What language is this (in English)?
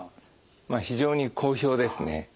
Japanese